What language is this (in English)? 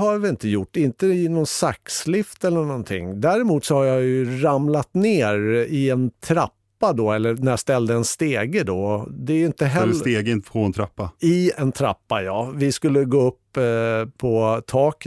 Swedish